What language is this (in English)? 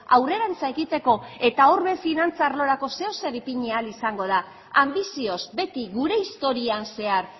Basque